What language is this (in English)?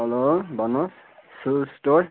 Nepali